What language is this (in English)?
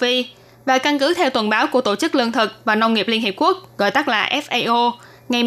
Vietnamese